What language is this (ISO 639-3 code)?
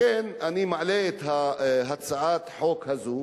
heb